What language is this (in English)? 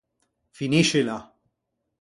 Ligurian